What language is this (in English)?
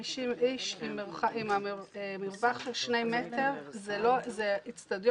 Hebrew